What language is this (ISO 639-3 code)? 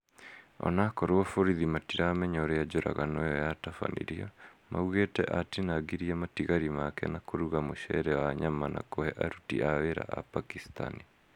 kik